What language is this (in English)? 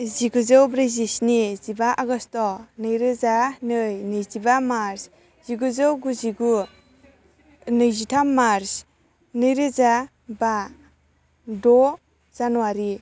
Bodo